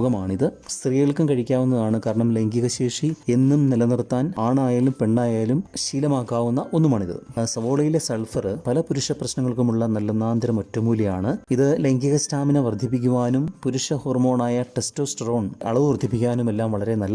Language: Malayalam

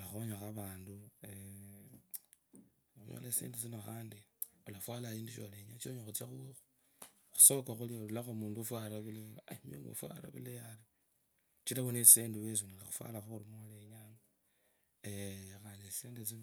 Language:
Kabras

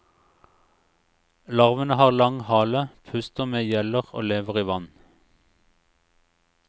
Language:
Norwegian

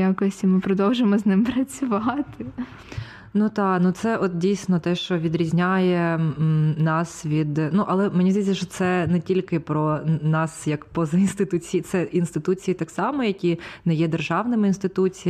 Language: Ukrainian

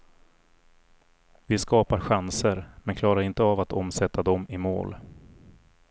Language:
Swedish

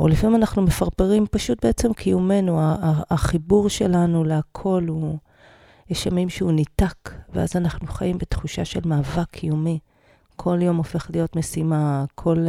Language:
Hebrew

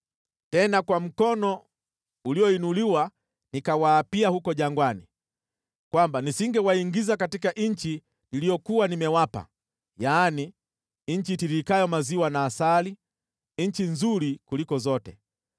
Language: Swahili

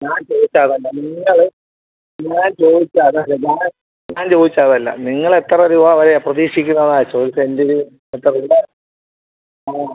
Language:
Malayalam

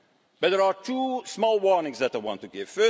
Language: English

